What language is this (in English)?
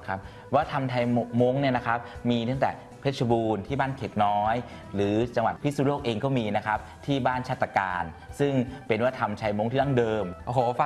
Thai